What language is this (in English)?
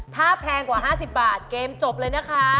Thai